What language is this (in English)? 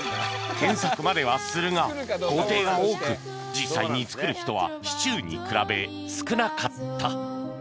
Japanese